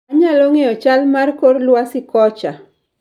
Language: Luo (Kenya and Tanzania)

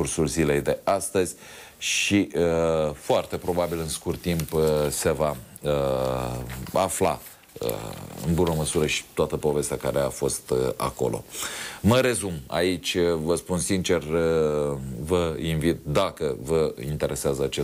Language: Romanian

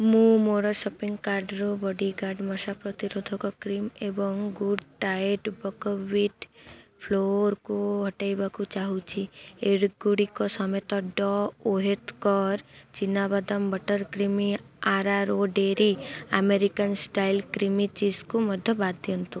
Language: Odia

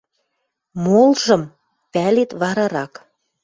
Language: Western Mari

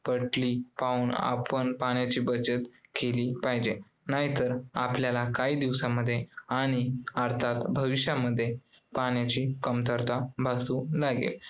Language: Marathi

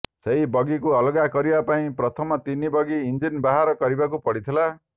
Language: Odia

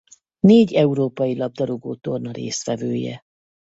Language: Hungarian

